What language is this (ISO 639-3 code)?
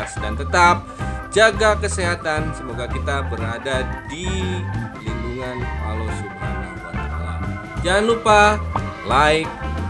ind